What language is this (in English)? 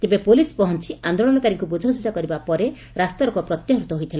Odia